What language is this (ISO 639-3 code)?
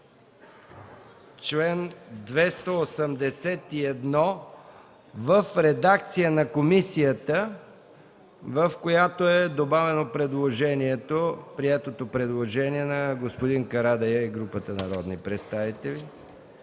bul